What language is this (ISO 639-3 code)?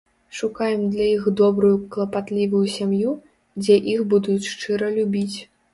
bel